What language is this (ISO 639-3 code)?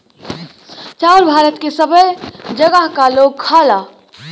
bho